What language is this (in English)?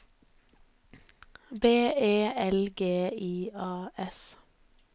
Norwegian